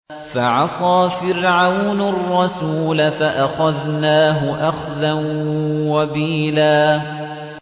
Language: Arabic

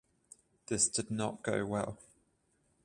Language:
English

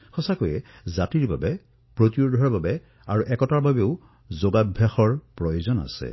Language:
Assamese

